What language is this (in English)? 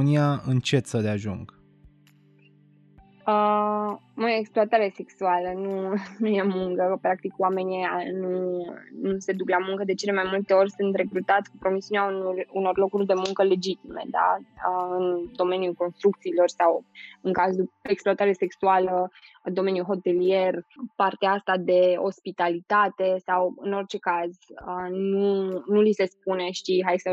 Romanian